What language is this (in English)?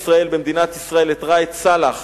Hebrew